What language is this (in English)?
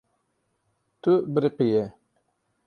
Kurdish